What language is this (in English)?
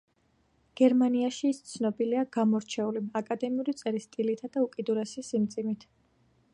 Georgian